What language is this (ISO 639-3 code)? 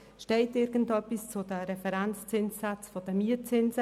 gsw